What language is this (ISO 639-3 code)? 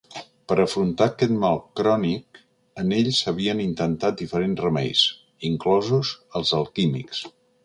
cat